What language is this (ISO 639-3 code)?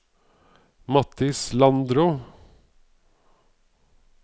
nor